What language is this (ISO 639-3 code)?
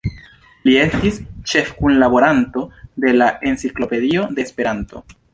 epo